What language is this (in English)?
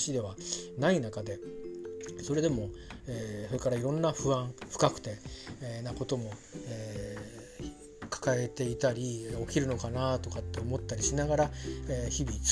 Japanese